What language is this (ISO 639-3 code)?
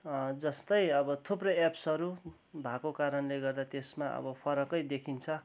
nep